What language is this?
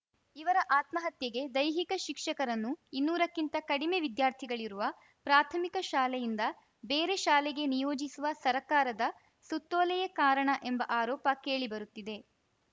Kannada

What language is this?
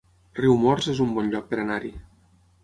Catalan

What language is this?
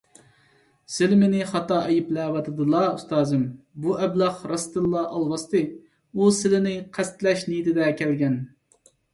Uyghur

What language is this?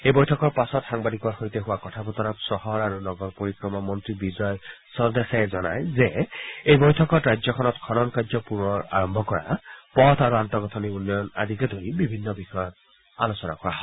Assamese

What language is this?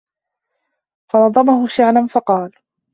Arabic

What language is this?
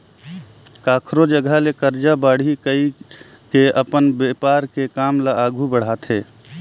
Chhattisgarhi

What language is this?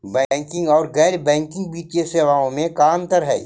Magahi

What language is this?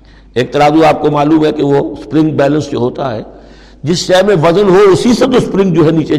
Urdu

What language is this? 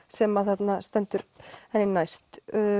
Icelandic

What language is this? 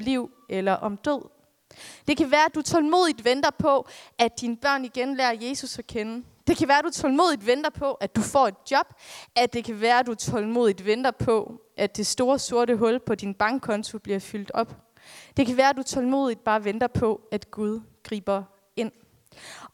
Danish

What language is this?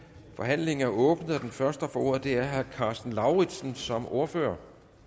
Danish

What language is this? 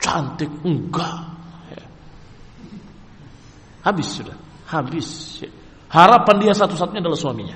Indonesian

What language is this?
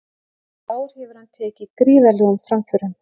Icelandic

